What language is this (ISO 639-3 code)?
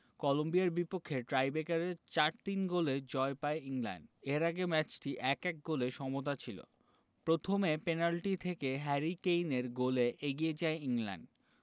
ben